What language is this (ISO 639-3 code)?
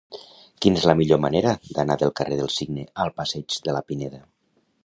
cat